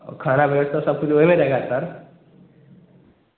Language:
Hindi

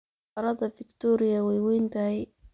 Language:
Somali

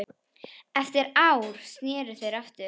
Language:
Icelandic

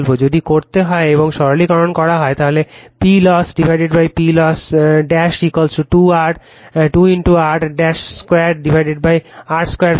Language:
Bangla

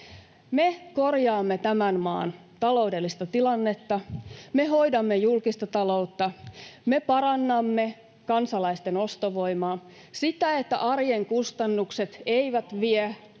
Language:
Finnish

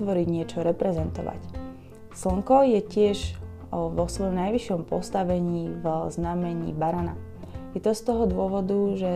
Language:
Slovak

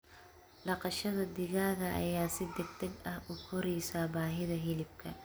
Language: Somali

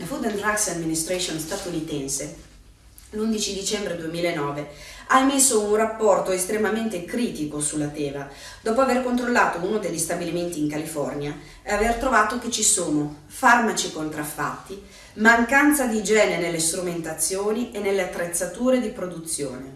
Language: Italian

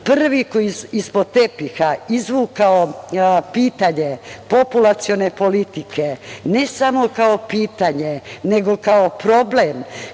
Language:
Serbian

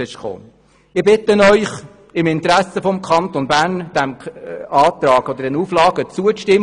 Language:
Swiss German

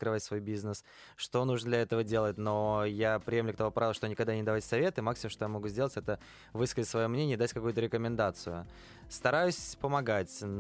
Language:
Russian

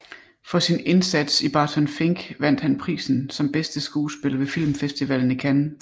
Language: Danish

